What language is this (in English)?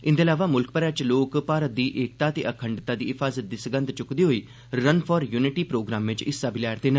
Dogri